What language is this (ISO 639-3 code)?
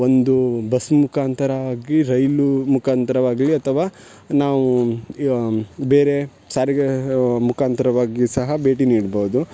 kan